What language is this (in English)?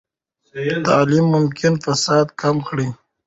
Pashto